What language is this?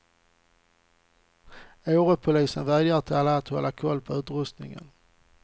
Swedish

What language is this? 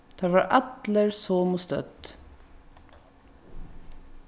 Faroese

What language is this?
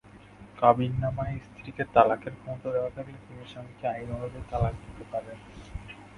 Bangla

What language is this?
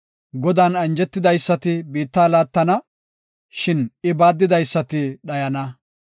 Gofa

